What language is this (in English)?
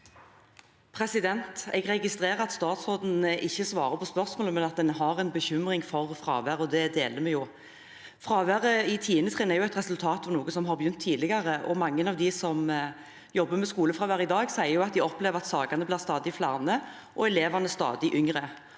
Norwegian